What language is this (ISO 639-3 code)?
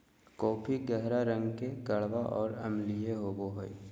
mag